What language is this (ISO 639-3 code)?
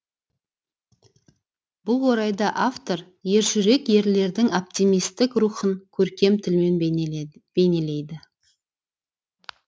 kaz